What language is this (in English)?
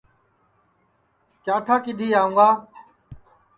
Sansi